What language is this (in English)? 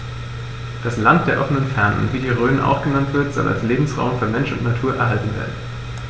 German